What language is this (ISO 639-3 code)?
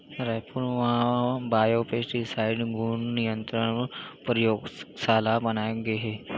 hne